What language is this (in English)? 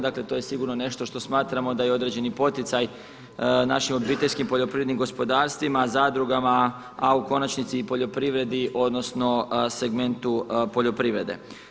Croatian